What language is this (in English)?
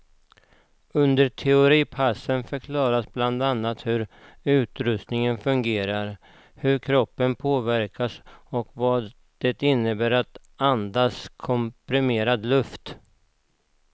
Swedish